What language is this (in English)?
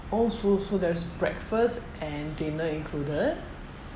English